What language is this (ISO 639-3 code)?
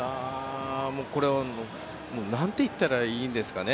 jpn